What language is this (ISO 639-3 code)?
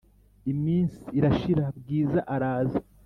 kin